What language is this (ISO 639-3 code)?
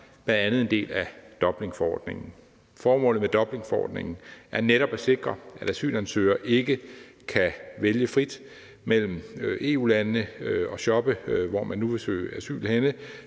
dan